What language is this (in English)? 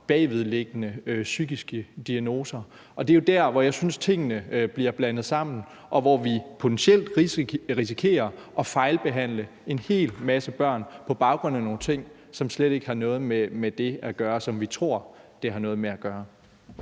Danish